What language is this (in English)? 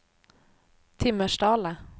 Swedish